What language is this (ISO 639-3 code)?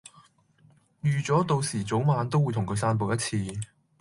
yue